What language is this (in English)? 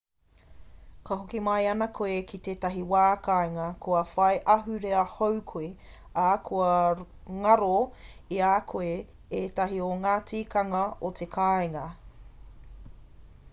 Māori